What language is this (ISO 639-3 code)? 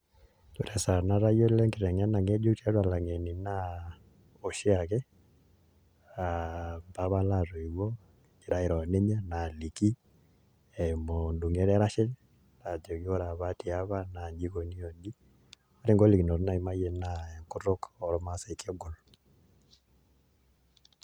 mas